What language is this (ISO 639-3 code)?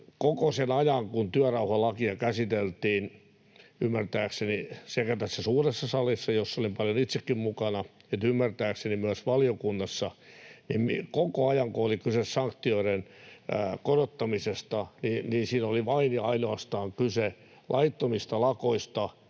fin